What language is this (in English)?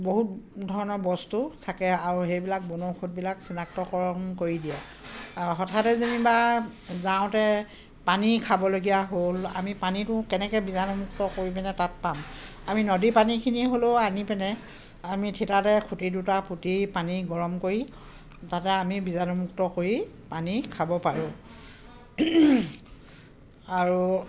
Assamese